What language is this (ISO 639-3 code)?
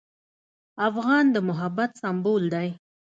pus